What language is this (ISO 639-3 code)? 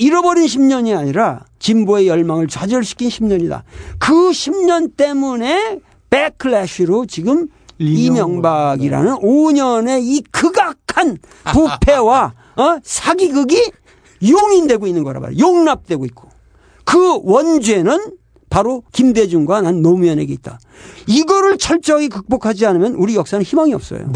kor